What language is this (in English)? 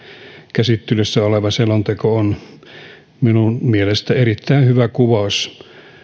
Finnish